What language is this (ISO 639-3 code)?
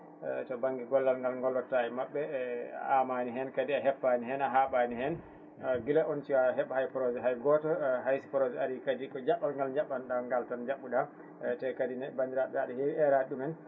ful